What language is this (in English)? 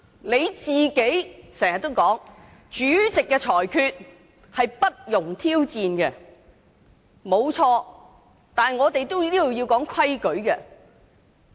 Cantonese